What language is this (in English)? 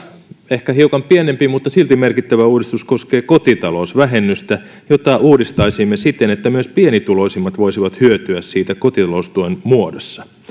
Finnish